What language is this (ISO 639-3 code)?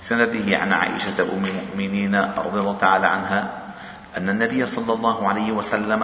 ara